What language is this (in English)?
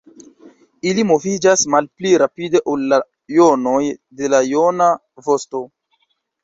Esperanto